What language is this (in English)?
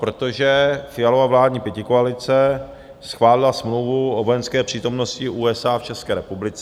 Czech